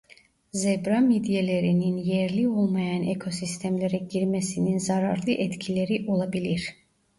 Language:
Turkish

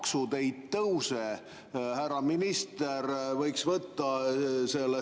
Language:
Estonian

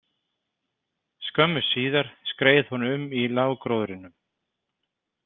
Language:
Icelandic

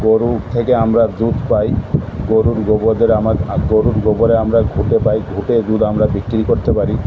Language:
Bangla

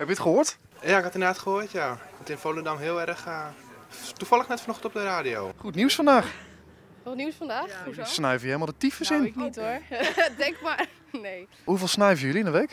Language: Dutch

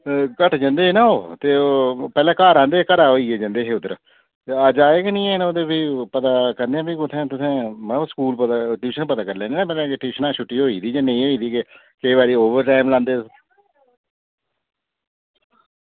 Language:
Dogri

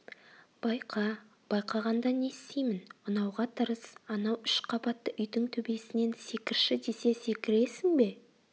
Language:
Kazakh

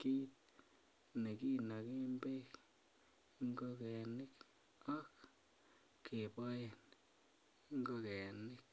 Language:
Kalenjin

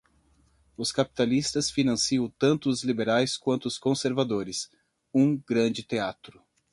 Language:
Portuguese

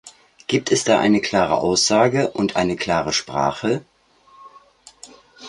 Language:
German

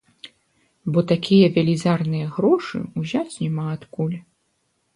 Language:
Belarusian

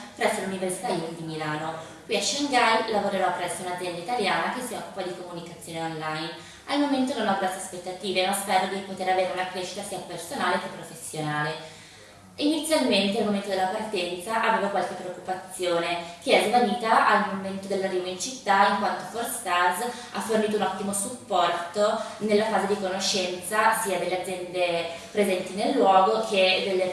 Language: Italian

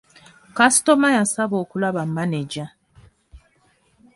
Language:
Ganda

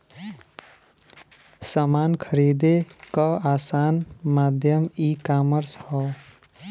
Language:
Bhojpuri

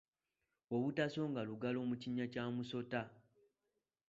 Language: Ganda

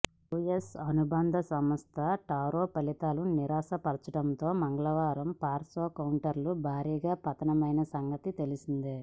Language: Telugu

